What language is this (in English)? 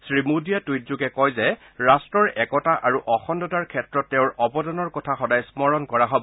Assamese